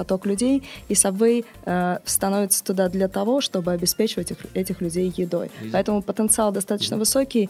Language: Russian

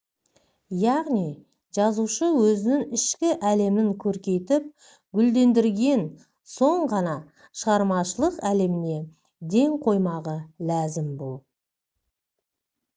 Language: Kazakh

